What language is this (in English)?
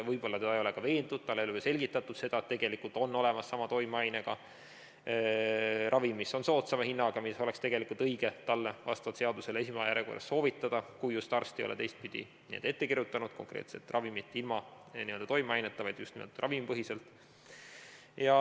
Estonian